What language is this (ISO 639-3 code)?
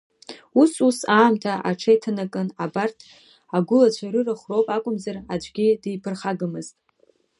abk